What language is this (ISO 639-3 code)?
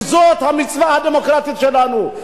heb